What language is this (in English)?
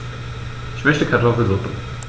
German